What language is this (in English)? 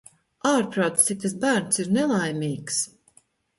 Latvian